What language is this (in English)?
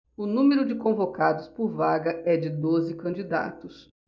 Portuguese